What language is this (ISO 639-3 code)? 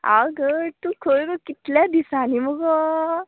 kok